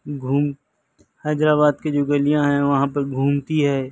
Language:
Urdu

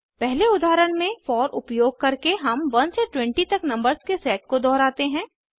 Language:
Hindi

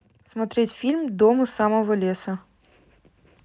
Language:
Russian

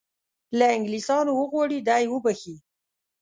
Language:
Pashto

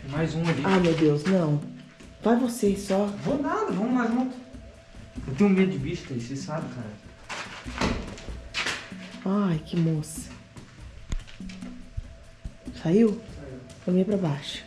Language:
Portuguese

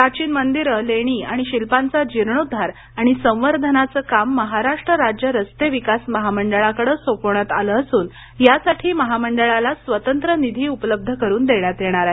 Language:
Marathi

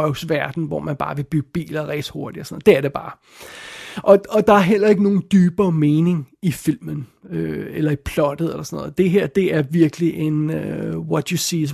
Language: Danish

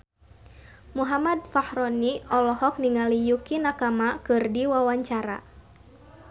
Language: Sundanese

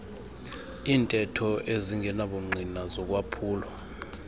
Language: Xhosa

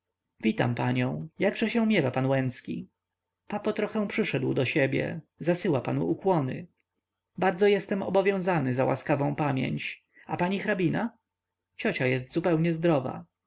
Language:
Polish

